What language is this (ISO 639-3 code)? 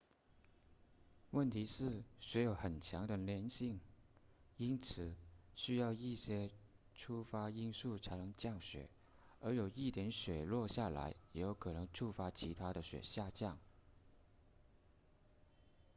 zho